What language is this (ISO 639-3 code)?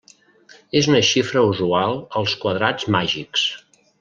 cat